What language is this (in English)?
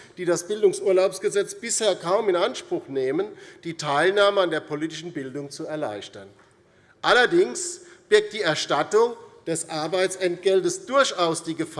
German